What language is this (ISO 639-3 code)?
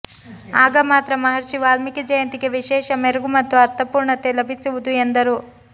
kan